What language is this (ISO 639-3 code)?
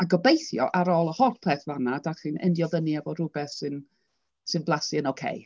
cym